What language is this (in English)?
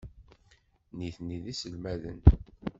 Kabyle